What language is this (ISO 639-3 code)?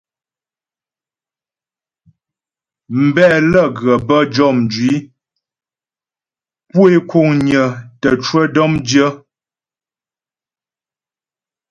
bbj